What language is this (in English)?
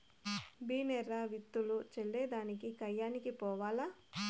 Telugu